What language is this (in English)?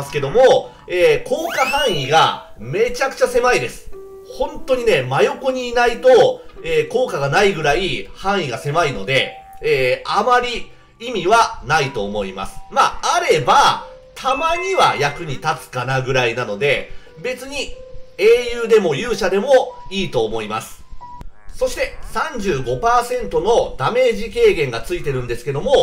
Japanese